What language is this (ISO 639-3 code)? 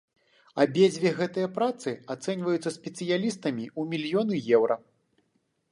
bel